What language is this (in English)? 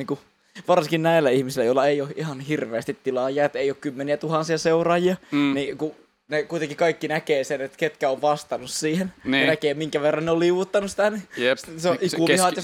Finnish